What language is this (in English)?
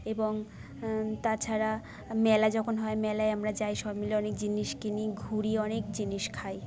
Bangla